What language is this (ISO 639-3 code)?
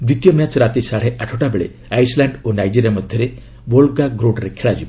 ori